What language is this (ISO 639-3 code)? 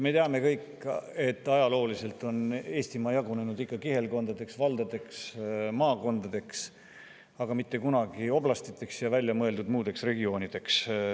est